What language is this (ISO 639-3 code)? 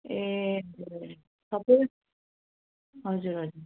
nep